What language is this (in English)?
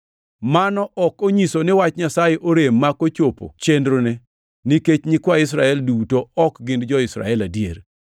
Luo (Kenya and Tanzania)